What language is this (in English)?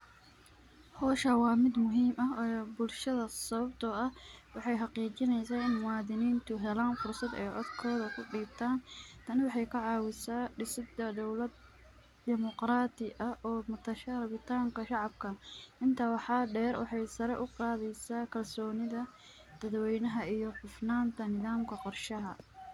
Somali